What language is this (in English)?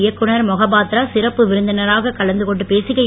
Tamil